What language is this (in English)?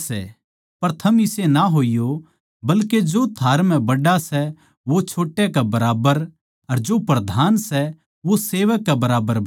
Haryanvi